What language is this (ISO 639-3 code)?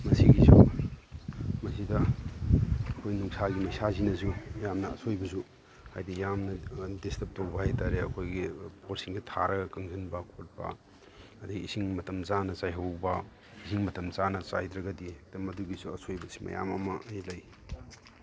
mni